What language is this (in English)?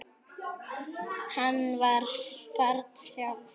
Icelandic